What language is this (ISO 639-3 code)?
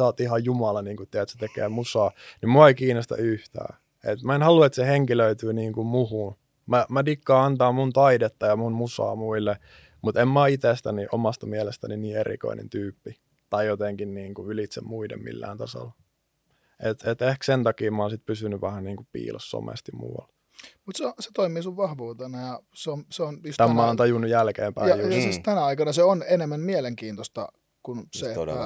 fin